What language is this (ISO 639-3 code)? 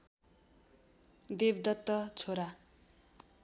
nep